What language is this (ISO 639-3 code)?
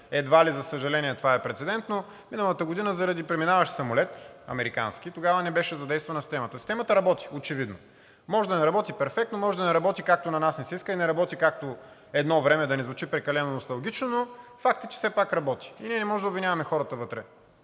bul